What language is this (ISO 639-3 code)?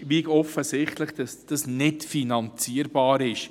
gsw